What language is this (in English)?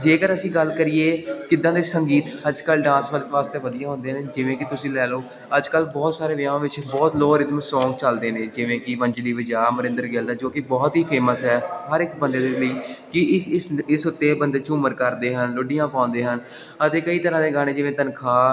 Punjabi